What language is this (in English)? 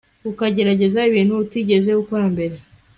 Kinyarwanda